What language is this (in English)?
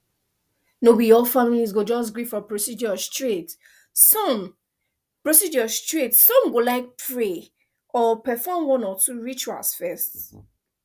Nigerian Pidgin